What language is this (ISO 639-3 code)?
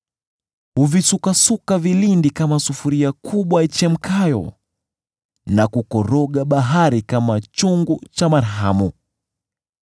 swa